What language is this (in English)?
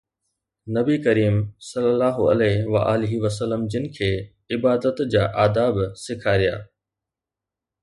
Sindhi